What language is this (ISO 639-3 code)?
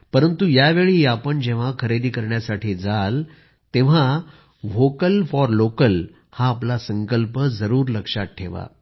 mar